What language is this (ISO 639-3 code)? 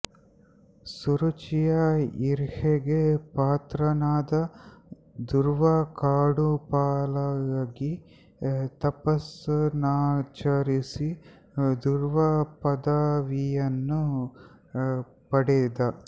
kan